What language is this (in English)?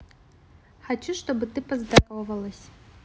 Russian